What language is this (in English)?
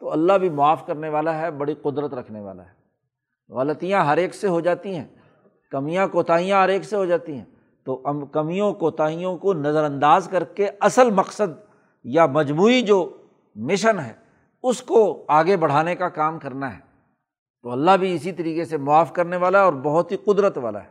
Urdu